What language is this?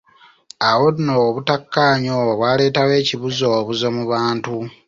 Ganda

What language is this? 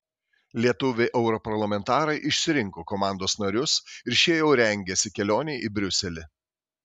Lithuanian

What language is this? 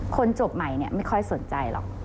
Thai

